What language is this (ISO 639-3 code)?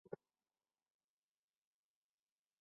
zho